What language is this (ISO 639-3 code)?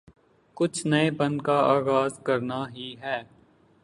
urd